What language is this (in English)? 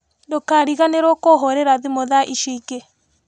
Kikuyu